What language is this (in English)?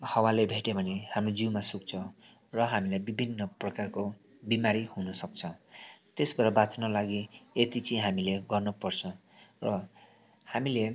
Nepali